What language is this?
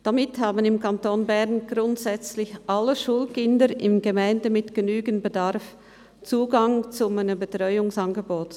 Swiss German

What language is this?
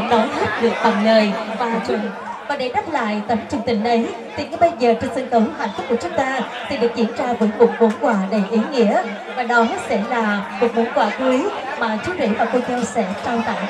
Vietnamese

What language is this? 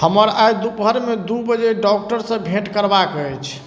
Maithili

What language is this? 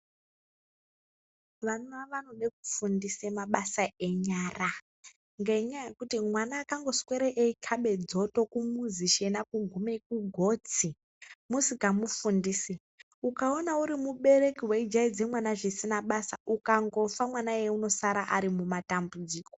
Ndau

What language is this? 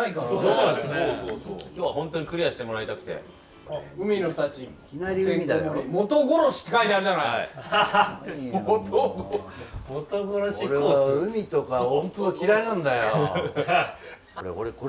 Japanese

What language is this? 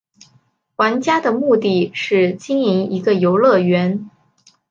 Chinese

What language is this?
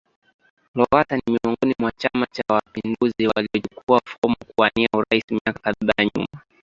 Swahili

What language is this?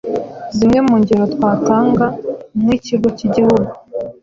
Kinyarwanda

